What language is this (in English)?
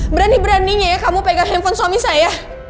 Indonesian